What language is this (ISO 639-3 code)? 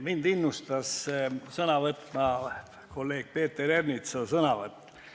est